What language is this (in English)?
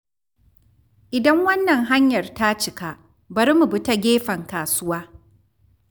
Hausa